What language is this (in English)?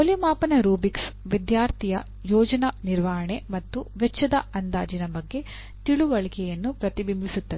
Kannada